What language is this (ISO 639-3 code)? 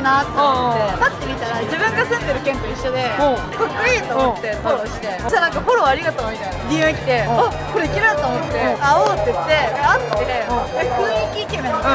jpn